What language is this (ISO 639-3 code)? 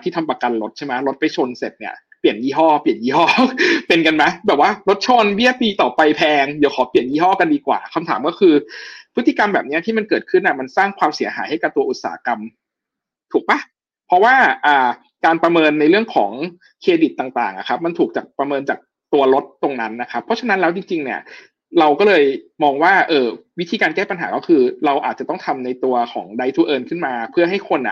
tha